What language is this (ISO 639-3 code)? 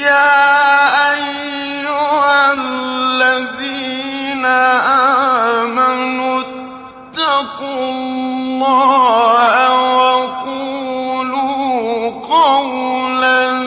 ara